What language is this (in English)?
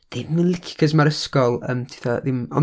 Welsh